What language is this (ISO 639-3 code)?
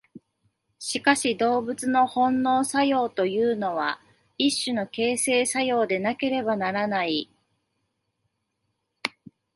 jpn